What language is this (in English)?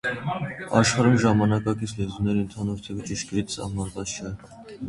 Armenian